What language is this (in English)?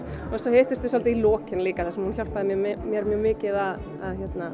Icelandic